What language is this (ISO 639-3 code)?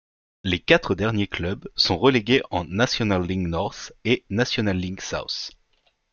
fra